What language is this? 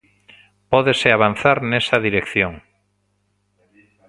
Galician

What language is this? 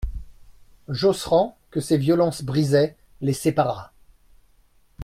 French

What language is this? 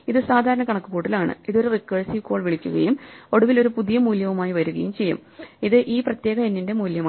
Malayalam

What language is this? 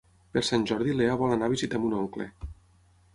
Catalan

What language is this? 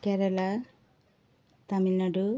Nepali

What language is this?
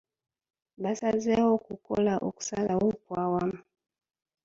Ganda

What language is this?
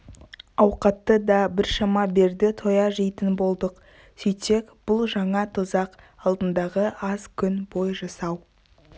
Kazakh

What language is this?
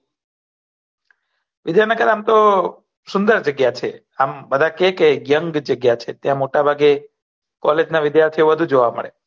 Gujarati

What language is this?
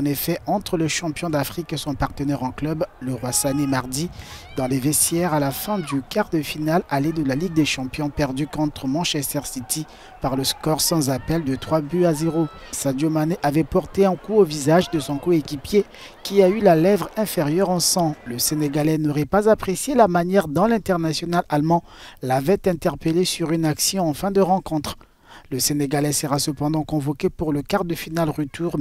French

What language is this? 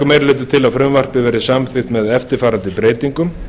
Icelandic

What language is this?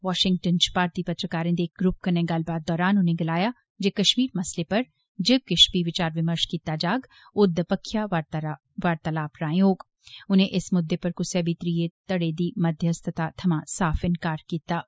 Dogri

